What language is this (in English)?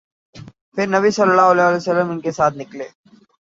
Urdu